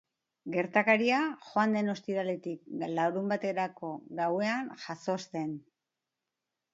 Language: Basque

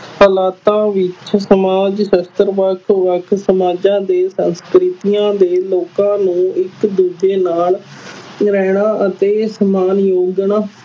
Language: Punjabi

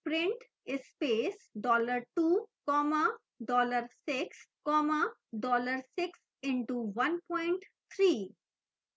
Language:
Hindi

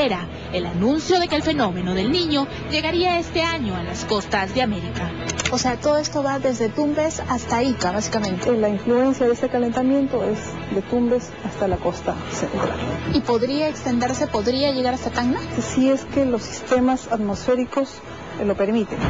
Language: Spanish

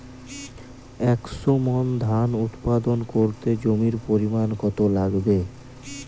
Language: Bangla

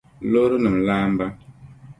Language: Dagbani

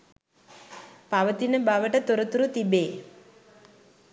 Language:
Sinhala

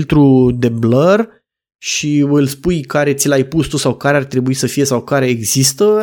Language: Romanian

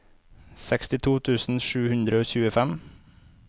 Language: Norwegian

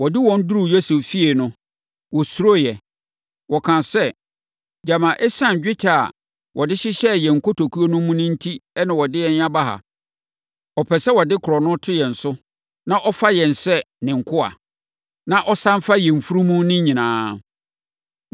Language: Akan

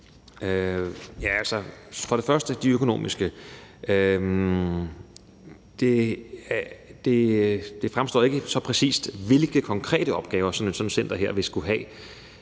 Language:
Danish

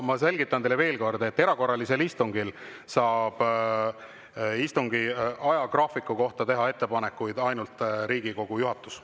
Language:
Estonian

